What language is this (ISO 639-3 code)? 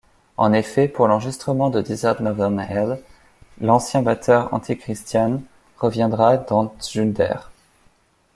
fra